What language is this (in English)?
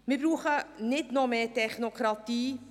Swiss German